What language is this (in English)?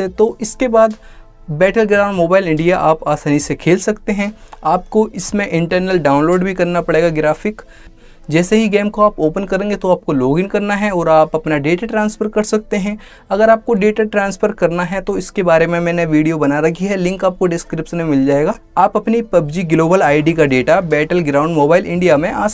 Hindi